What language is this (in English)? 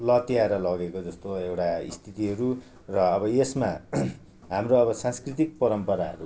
Nepali